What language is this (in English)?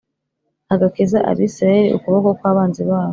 Kinyarwanda